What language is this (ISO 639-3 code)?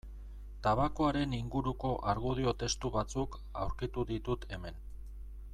eus